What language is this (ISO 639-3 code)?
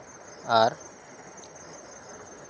sat